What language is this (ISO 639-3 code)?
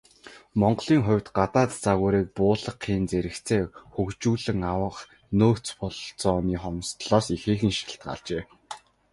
mon